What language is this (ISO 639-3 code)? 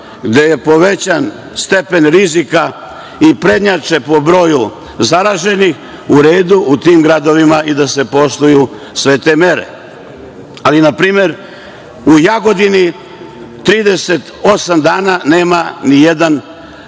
srp